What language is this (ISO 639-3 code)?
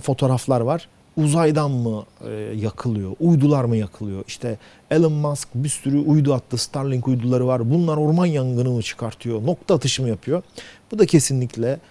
tur